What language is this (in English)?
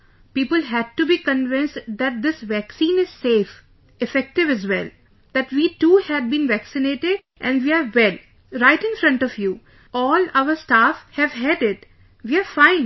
English